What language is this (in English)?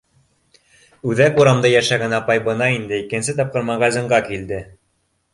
Bashkir